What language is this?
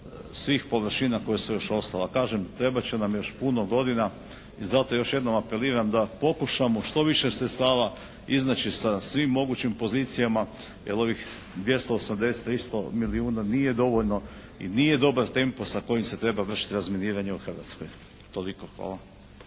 Croatian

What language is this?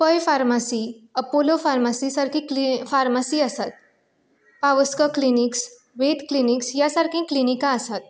Konkani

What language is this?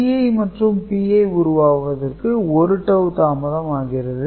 Tamil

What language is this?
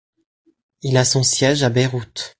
French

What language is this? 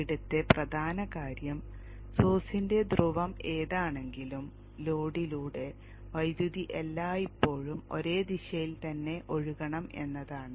Malayalam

